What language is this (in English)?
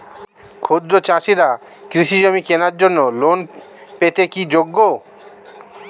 Bangla